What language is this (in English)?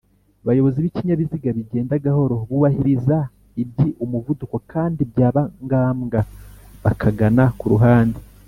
Kinyarwanda